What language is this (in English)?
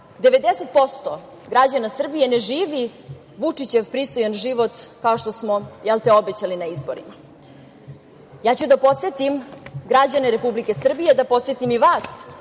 Serbian